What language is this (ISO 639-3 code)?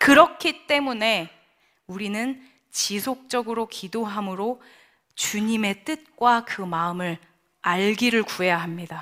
kor